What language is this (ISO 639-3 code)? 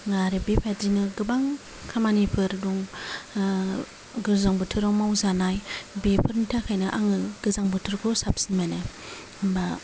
brx